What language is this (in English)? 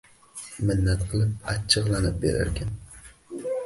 Uzbek